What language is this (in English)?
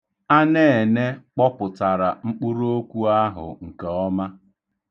Igbo